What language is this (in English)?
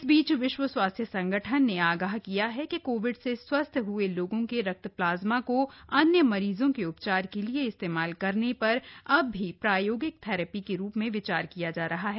Hindi